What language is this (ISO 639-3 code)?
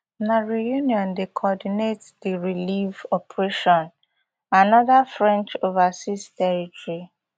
pcm